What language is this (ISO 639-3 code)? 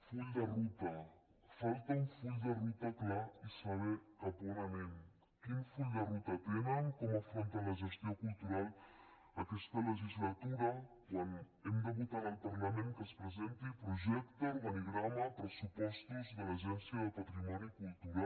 cat